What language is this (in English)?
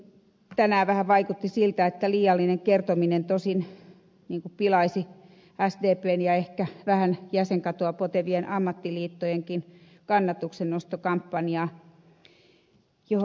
Finnish